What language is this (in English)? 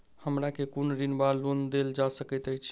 Maithili